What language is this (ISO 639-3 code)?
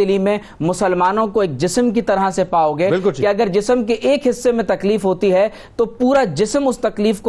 urd